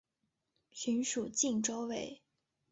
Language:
Chinese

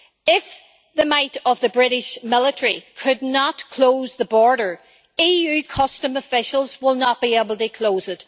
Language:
English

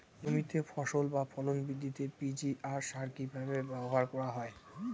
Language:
Bangla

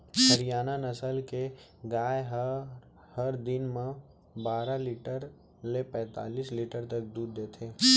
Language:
Chhattisgarhi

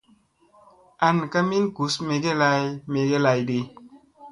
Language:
Musey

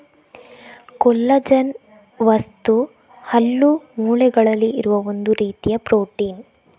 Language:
Kannada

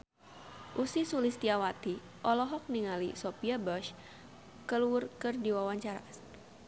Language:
Sundanese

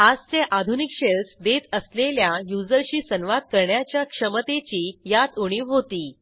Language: Marathi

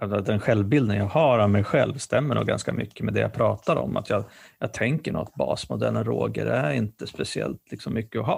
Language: Swedish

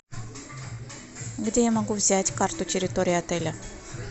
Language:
Russian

